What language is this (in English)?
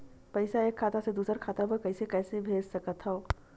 Chhattisgarhi